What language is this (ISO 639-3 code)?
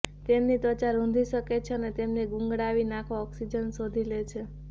guj